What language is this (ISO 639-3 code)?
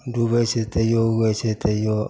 mai